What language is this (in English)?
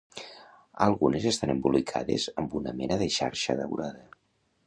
Catalan